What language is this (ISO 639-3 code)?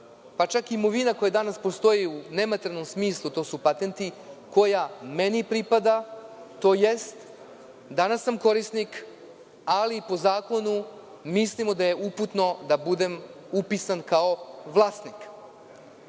srp